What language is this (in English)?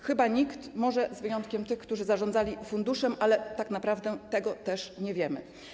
Polish